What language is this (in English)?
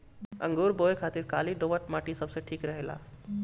Bhojpuri